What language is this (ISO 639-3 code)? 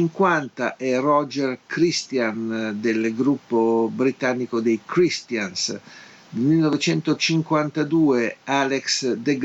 ita